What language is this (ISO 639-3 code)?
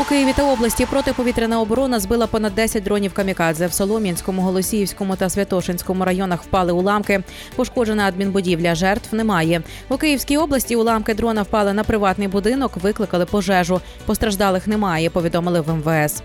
ukr